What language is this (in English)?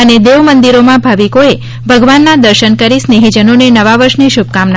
Gujarati